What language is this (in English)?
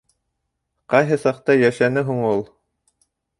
Bashkir